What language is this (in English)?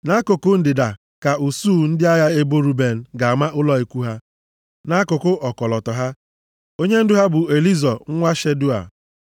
Igbo